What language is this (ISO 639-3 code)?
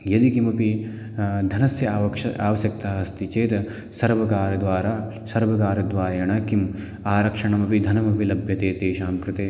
san